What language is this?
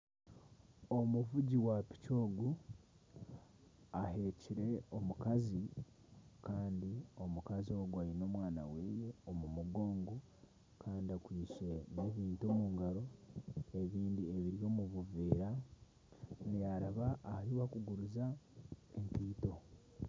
Nyankole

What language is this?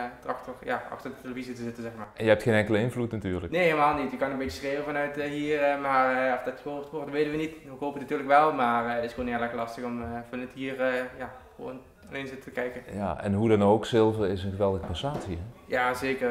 Dutch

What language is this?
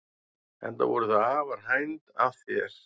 Icelandic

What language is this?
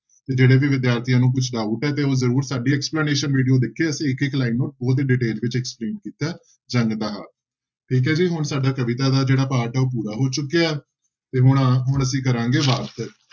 Punjabi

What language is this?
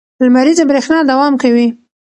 Pashto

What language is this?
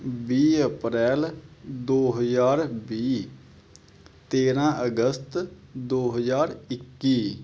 Punjabi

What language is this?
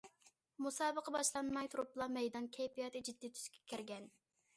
Uyghur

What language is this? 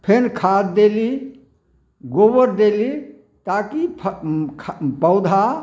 Maithili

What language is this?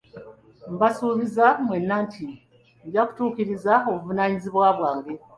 Ganda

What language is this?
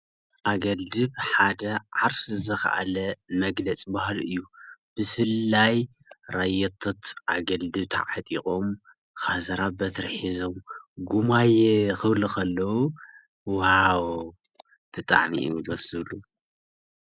Tigrinya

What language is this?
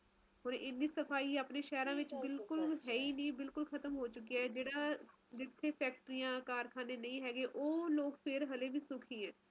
Punjabi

